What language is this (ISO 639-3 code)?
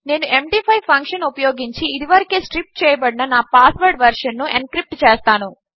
tel